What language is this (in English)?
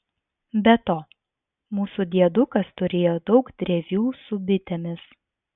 Lithuanian